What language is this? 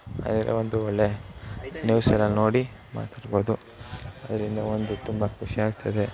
Kannada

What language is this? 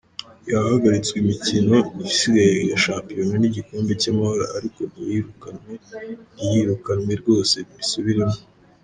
Kinyarwanda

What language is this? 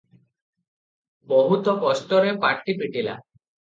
Odia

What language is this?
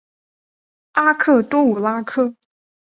Chinese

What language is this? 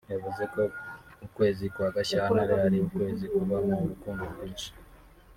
Kinyarwanda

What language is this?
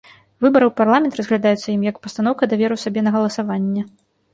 Belarusian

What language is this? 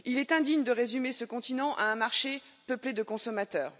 French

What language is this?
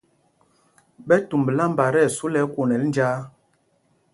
Mpumpong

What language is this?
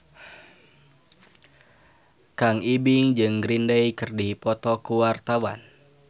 Sundanese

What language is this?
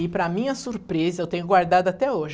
Portuguese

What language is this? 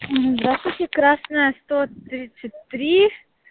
Russian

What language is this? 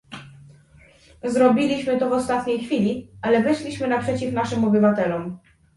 Polish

